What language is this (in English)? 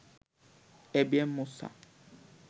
Bangla